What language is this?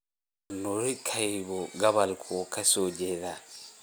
Somali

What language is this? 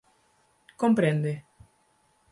Galician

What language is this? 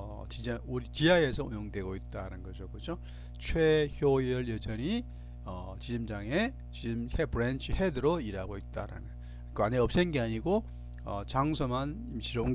Korean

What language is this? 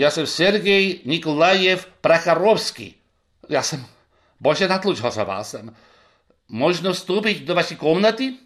Czech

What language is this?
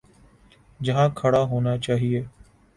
Urdu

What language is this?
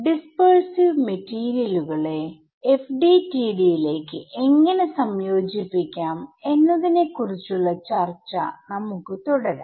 Malayalam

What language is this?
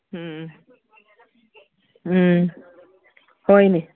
Manipuri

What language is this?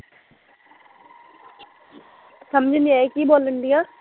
Punjabi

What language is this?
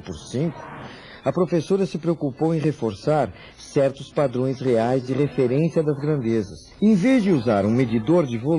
Portuguese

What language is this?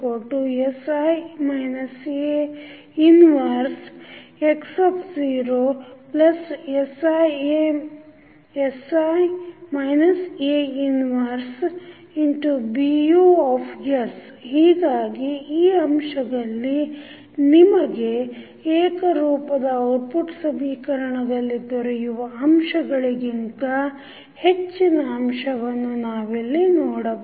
Kannada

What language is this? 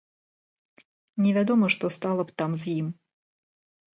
Belarusian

